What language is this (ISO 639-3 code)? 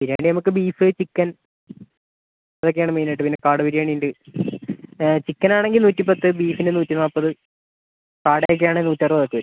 mal